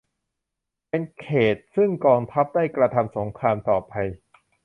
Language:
Thai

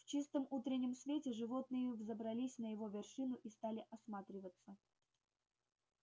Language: Russian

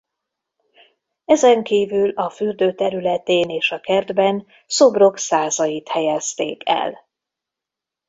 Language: Hungarian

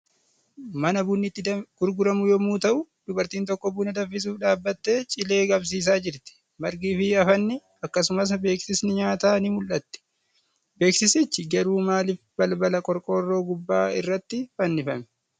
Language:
Oromo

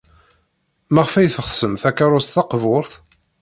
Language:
Kabyle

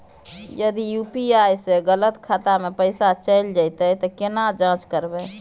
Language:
Maithili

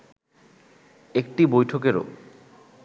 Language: Bangla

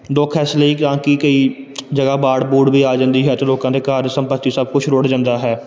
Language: Punjabi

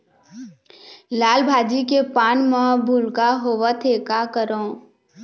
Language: Chhattisgarhi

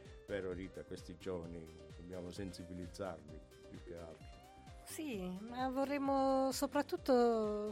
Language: Italian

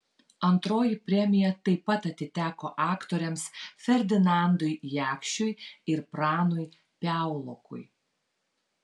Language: Lithuanian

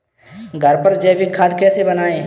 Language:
Hindi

